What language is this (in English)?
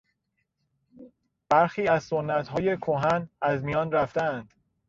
Persian